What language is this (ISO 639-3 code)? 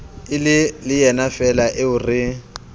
sot